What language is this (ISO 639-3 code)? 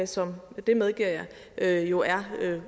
dan